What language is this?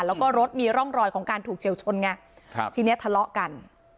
Thai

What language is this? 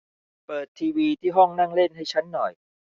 Thai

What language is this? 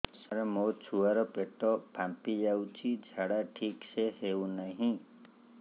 Odia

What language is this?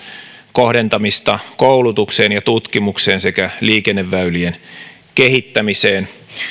Finnish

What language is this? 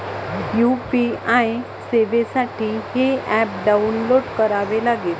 Marathi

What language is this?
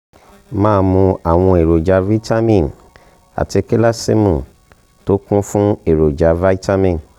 Yoruba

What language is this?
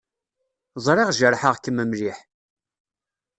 Kabyle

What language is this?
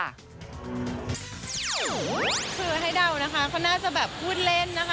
Thai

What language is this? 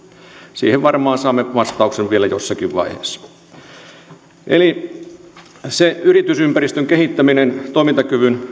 Finnish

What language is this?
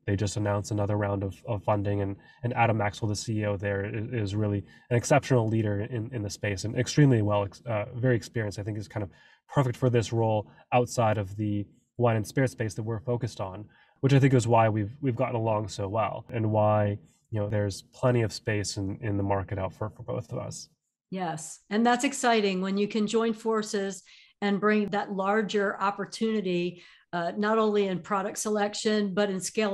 English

